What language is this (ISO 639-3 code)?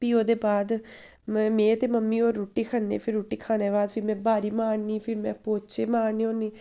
doi